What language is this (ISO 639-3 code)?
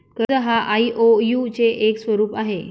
mar